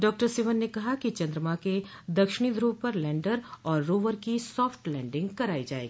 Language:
Hindi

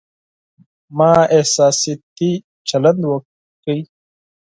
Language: Pashto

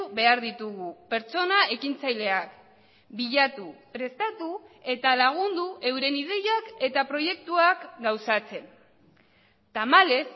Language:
Basque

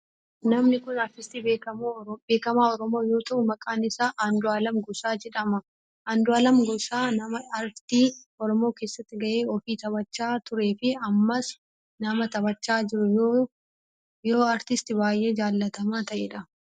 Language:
Oromo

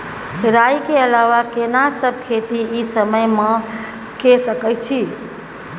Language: Maithili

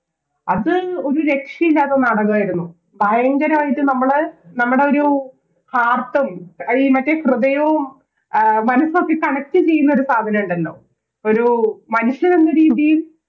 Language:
Malayalam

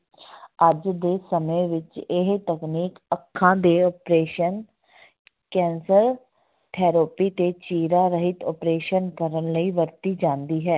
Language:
Punjabi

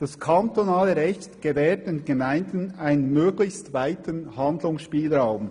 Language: Swiss German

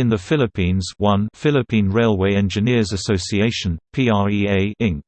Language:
English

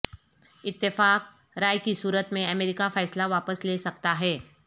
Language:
Urdu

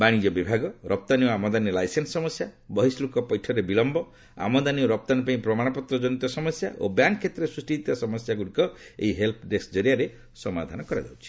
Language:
Odia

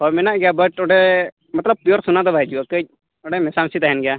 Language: Santali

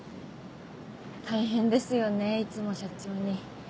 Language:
Japanese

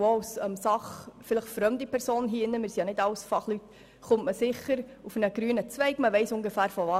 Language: Swiss German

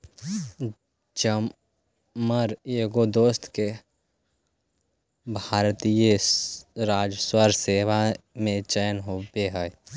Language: Magahi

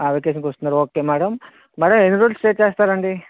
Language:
Telugu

